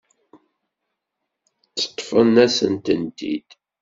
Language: Kabyle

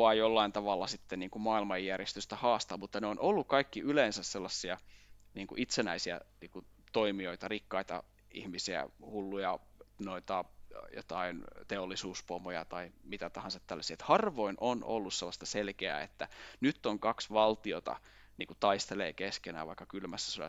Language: Finnish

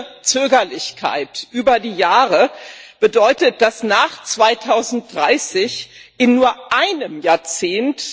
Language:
German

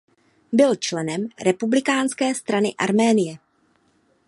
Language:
Czech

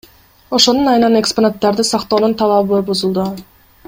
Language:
Kyrgyz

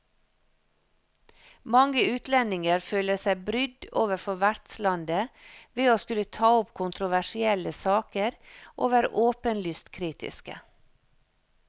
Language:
Norwegian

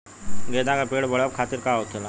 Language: Bhojpuri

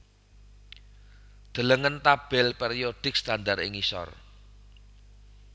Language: Javanese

